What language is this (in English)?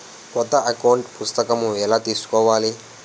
Telugu